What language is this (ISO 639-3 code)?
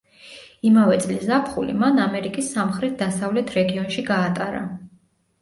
kat